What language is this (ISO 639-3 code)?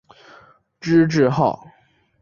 zho